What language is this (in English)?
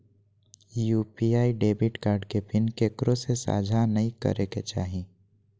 Magahi